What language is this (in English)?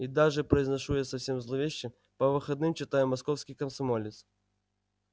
Russian